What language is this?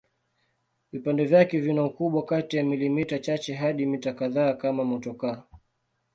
Swahili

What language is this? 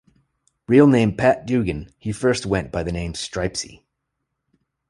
English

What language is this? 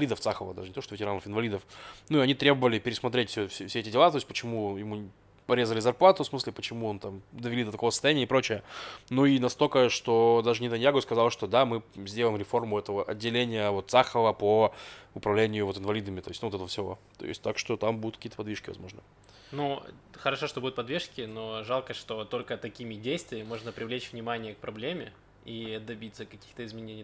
Russian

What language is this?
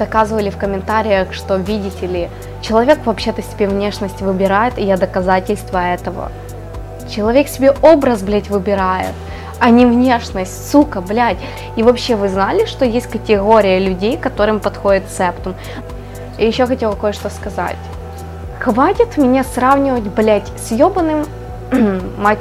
Russian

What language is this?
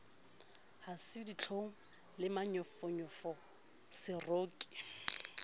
Southern Sotho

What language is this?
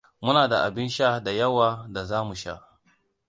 Hausa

